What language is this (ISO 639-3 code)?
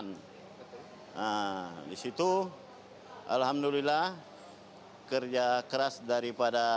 ind